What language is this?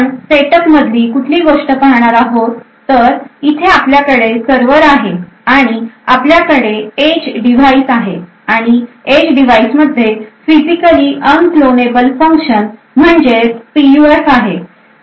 Marathi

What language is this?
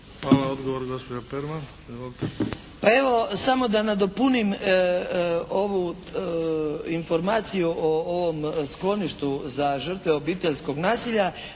Croatian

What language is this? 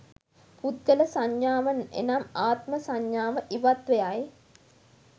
Sinhala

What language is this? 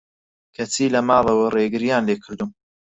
Central Kurdish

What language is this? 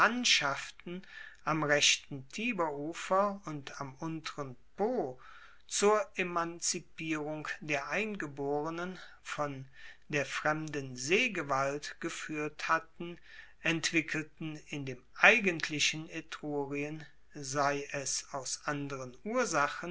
German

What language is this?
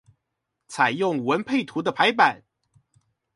Chinese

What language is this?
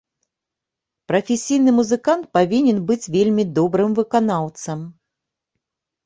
Belarusian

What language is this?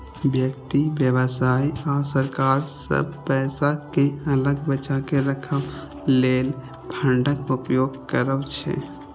Maithili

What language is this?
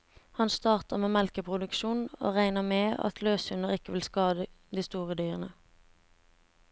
Norwegian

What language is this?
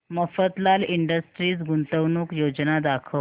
Marathi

